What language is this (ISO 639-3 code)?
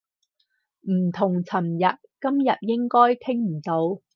yue